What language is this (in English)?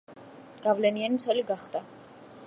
Georgian